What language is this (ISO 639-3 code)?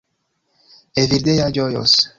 epo